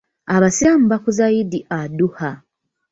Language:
Ganda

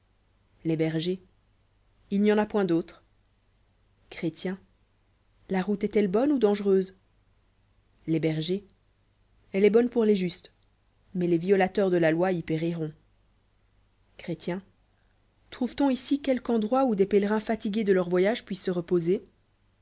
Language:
French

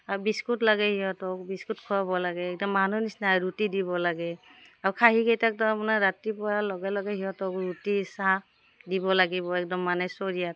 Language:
Assamese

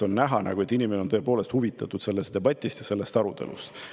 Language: Estonian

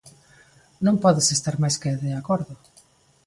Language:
Galician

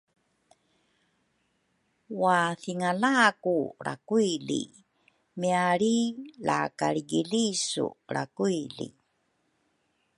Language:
Rukai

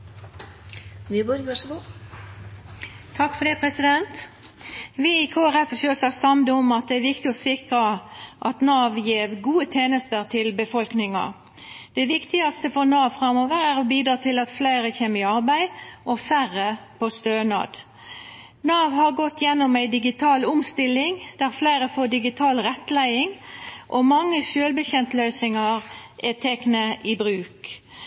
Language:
Norwegian Nynorsk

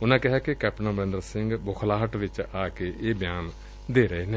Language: Punjabi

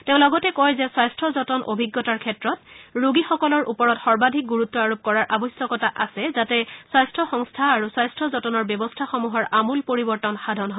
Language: Assamese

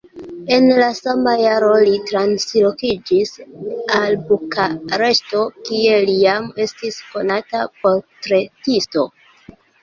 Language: Esperanto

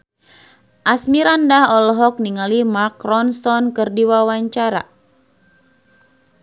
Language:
Sundanese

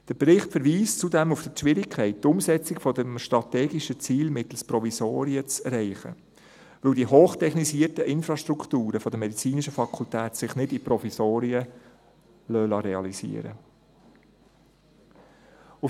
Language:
Swiss German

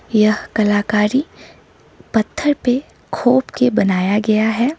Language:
Hindi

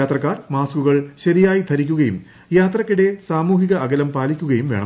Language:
Malayalam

